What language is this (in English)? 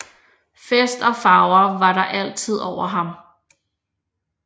Danish